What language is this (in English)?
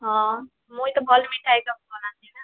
Odia